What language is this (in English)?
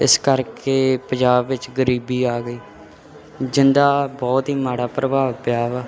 Punjabi